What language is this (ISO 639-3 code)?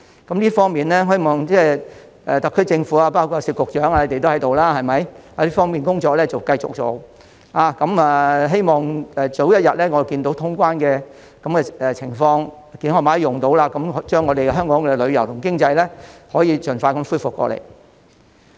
yue